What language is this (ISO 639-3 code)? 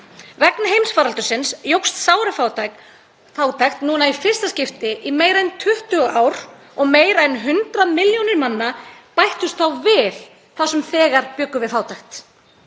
isl